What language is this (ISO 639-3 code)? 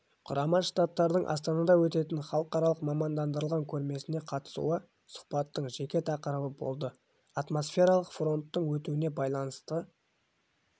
kaz